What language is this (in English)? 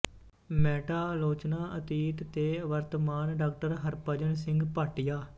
Punjabi